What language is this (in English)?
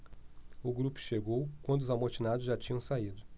Portuguese